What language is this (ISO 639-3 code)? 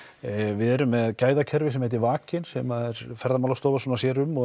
isl